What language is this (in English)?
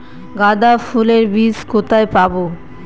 Bangla